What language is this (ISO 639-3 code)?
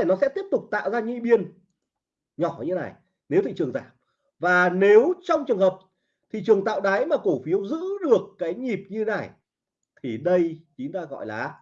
vie